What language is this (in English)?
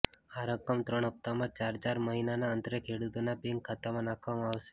Gujarati